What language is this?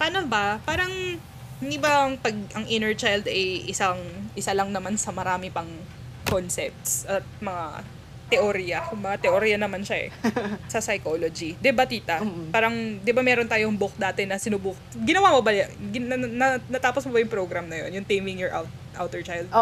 Filipino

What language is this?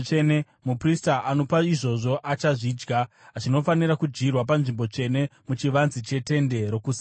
Shona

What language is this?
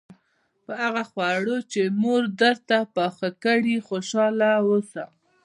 Pashto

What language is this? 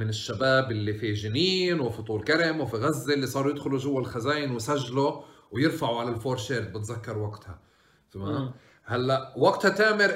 Arabic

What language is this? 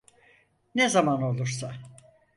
Turkish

